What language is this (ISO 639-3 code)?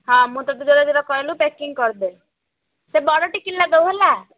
ori